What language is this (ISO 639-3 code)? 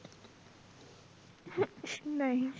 pan